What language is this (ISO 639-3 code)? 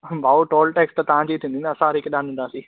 snd